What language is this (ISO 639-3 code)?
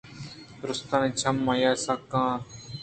bgp